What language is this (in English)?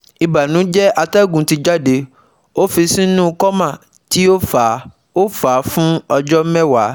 Yoruba